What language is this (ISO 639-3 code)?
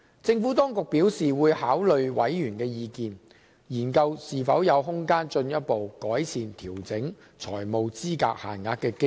yue